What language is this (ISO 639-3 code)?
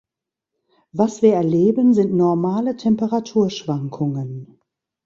deu